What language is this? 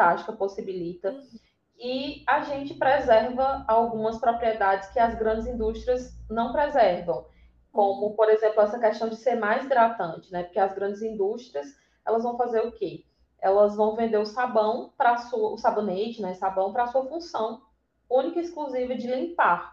Portuguese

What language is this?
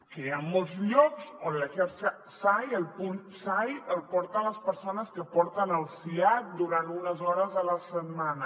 Catalan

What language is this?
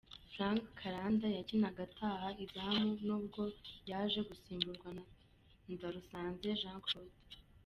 Kinyarwanda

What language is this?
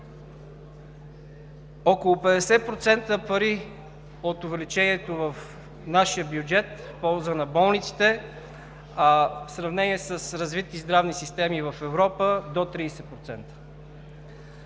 Bulgarian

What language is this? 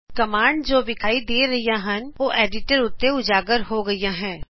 Punjabi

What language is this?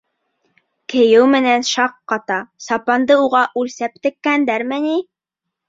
Bashkir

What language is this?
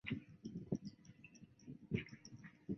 Chinese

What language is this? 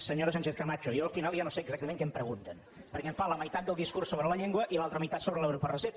Catalan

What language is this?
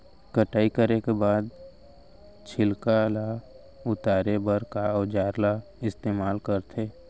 Chhattisgarhi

